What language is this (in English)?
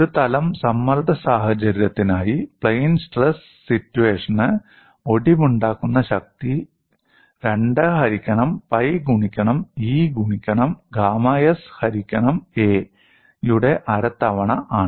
Malayalam